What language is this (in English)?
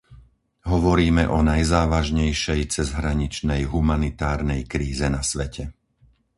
Slovak